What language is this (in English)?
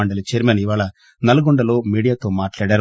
Telugu